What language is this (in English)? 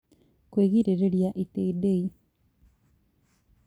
Kikuyu